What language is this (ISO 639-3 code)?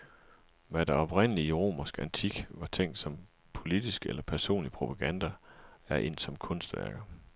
dan